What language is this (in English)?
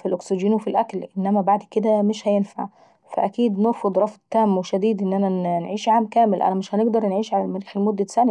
Saidi Arabic